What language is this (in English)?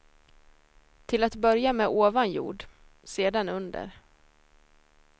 Swedish